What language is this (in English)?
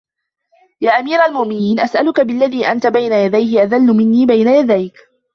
Arabic